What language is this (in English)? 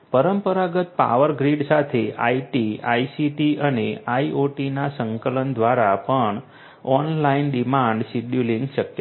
Gujarati